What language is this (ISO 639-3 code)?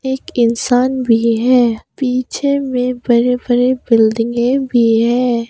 hin